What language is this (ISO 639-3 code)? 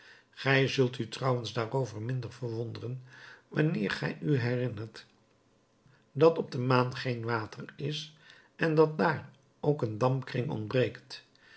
nld